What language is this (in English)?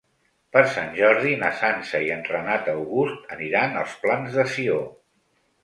Catalan